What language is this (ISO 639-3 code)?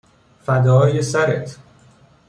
fas